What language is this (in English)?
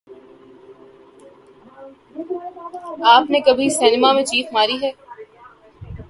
Urdu